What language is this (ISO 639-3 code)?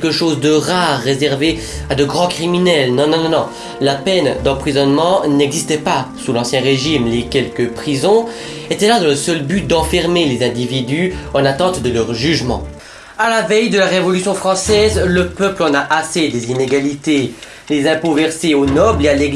fra